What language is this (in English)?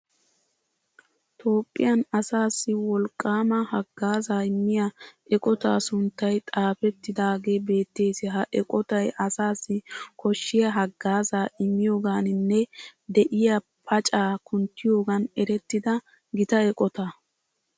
Wolaytta